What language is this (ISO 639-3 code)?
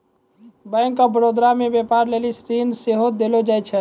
mai